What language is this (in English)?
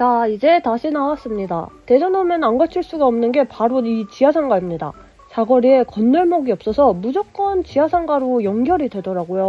Korean